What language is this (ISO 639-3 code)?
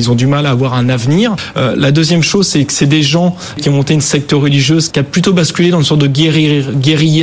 fra